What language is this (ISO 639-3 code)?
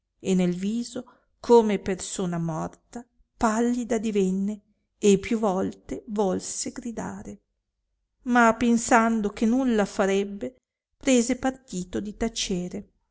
ita